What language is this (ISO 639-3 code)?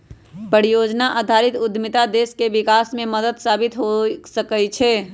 mag